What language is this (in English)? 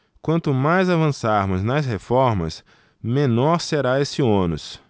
Portuguese